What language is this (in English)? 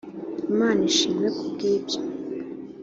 Kinyarwanda